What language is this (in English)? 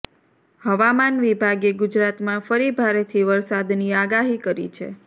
Gujarati